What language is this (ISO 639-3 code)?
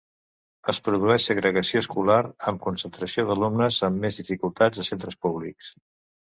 cat